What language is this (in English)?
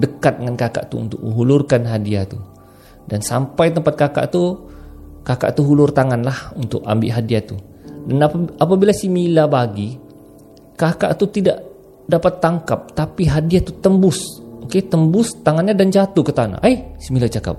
Malay